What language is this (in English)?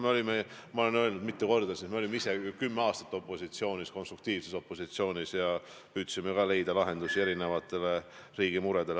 Estonian